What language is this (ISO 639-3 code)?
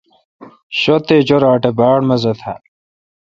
xka